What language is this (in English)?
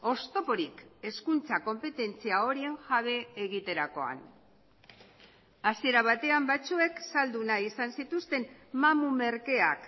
Basque